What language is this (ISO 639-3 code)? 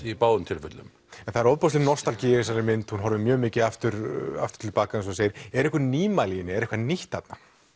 isl